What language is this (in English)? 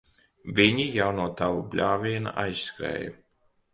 Latvian